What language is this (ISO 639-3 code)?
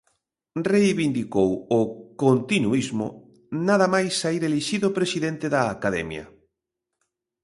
glg